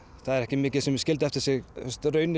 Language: Icelandic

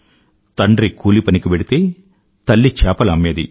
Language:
Telugu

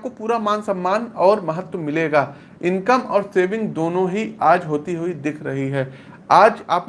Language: Hindi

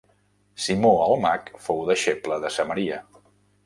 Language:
Catalan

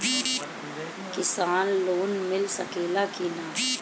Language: Bhojpuri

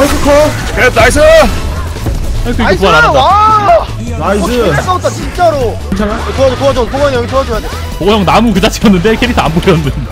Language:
Korean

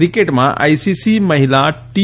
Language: Gujarati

